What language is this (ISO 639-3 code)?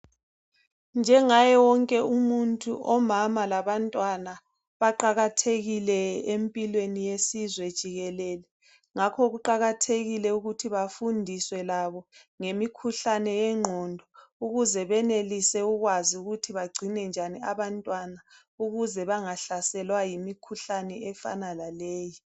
nde